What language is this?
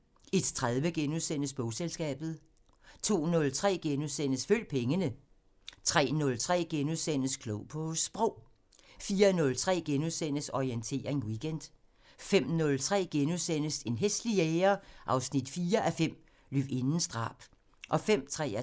Danish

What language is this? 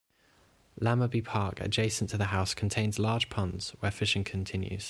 English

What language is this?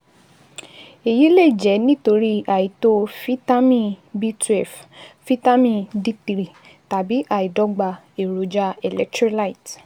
Yoruba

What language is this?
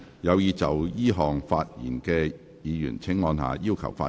Cantonese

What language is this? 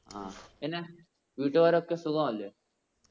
Malayalam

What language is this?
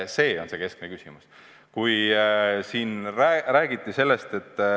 Estonian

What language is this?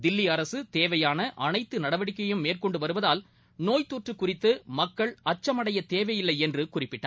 Tamil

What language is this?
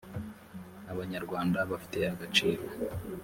Kinyarwanda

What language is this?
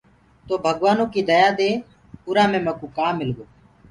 Gurgula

